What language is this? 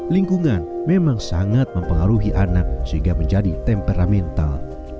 Indonesian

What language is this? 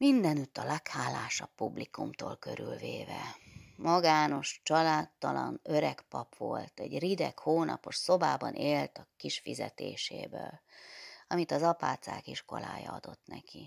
Hungarian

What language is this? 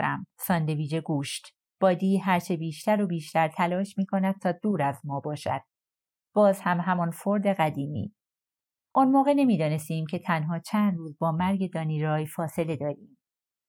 Persian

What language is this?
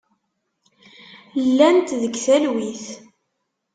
Kabyle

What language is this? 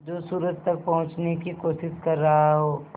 Hindi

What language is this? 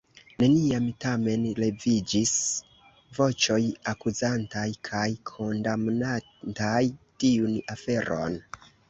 Esperanto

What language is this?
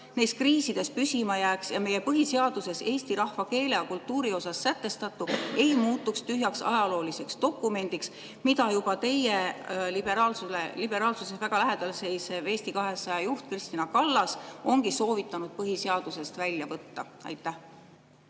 Estonian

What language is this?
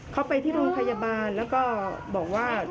Thai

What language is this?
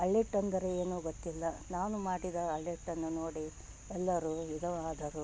Kannada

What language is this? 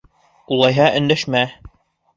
Bashkir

